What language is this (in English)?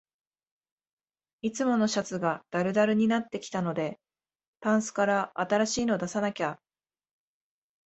Japanese